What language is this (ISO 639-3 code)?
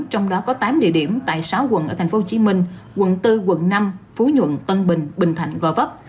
vie